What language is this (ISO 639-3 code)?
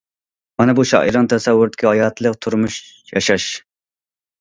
uig